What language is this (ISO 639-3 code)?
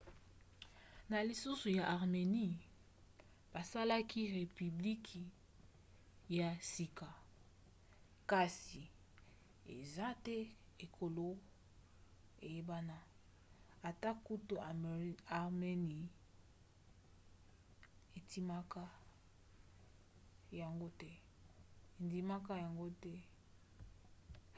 lin